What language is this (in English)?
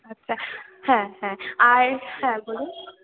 Bangla